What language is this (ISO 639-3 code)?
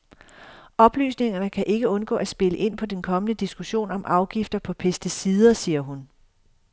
dan